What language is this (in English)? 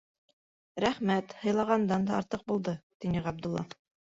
Bashkir